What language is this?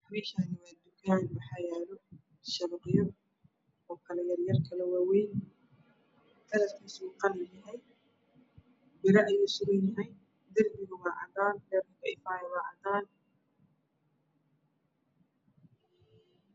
Somali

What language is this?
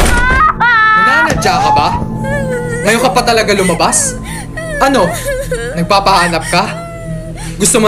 Filipino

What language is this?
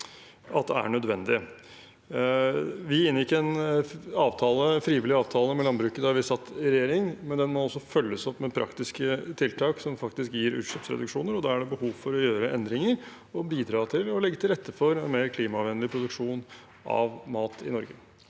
Norwegian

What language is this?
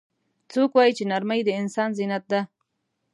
Pashto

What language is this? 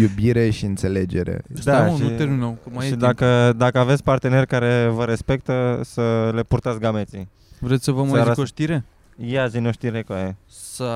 Romanian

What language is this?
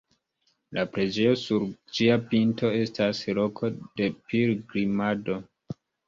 Esperanto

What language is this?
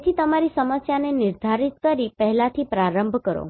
Gujarati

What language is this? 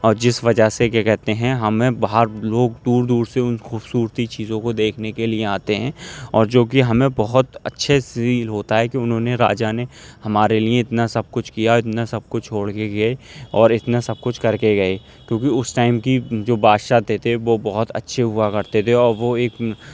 Urdu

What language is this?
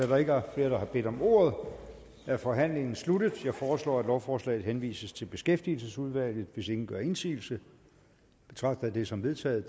Danish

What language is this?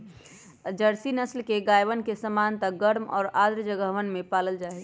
Magahi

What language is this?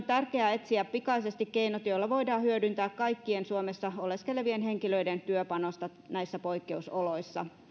Finnish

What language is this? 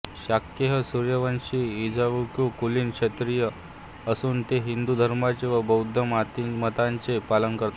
Marathi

